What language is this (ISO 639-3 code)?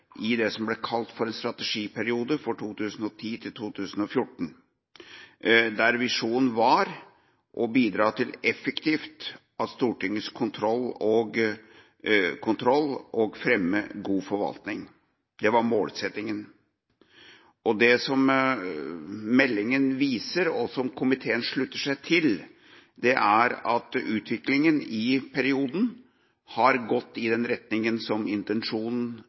nob